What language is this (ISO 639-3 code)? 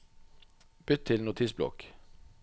nor